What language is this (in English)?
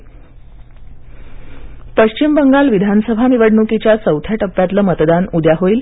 Marathi